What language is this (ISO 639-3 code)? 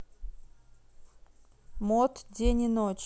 rus